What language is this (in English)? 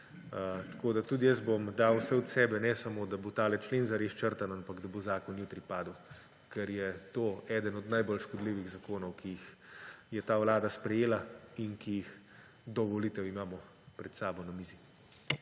Slovenian